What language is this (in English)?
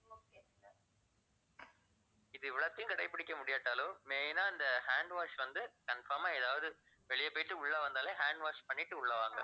Tamil